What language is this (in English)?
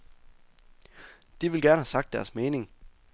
Danish